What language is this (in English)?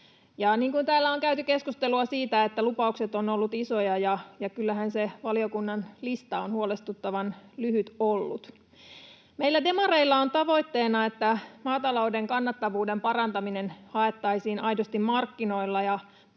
Finnish